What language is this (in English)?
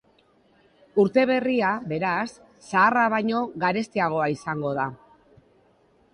Basque